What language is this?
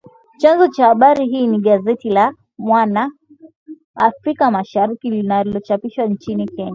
Swahili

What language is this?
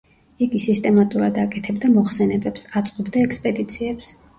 Georgian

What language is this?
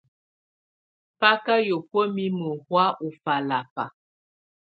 Tunen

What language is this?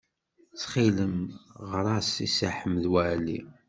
Kabyle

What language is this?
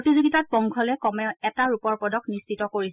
Assamese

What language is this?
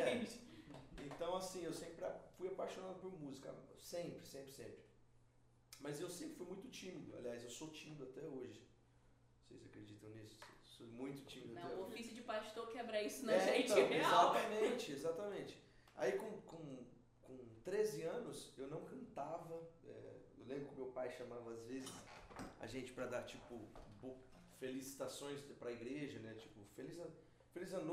Portuguese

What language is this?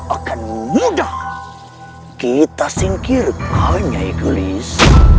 Indonesian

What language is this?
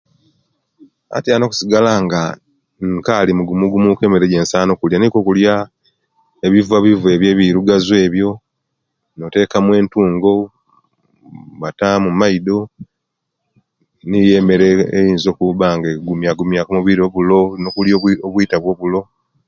Kenyi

